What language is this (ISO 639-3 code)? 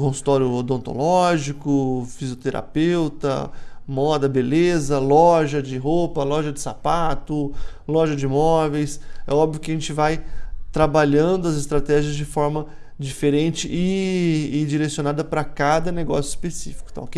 por